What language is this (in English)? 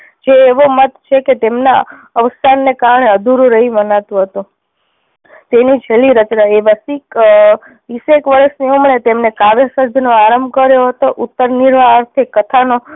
Gujarati